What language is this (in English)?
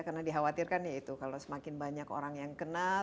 Indonesian